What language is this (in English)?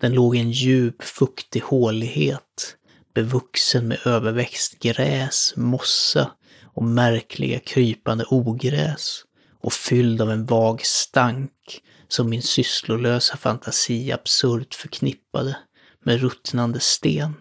Swedish